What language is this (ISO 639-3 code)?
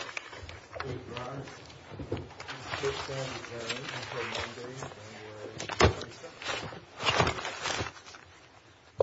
eng